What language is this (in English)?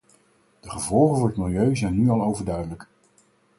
Dutch